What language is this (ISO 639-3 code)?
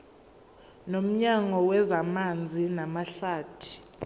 zul